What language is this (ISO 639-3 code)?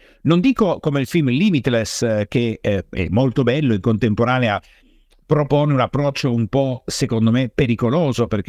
ita